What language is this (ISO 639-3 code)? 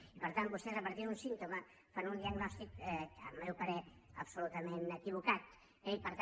cat